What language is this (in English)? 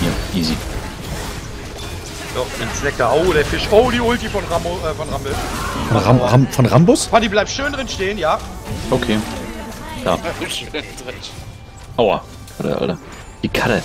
German